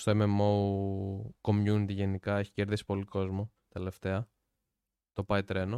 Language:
Greek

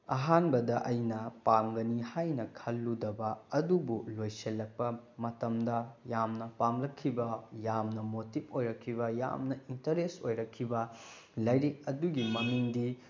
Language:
Manipuri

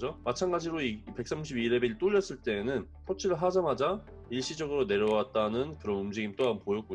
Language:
Korean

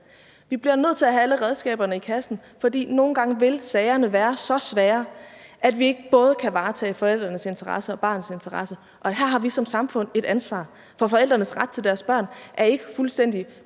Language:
Danish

